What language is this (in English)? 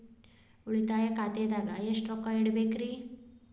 Kannada